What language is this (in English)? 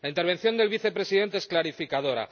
Spanish